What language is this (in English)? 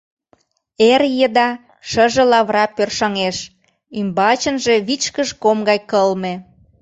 Mari